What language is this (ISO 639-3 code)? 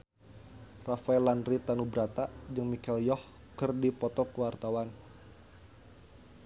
sun